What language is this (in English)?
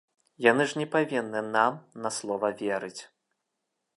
Belarusian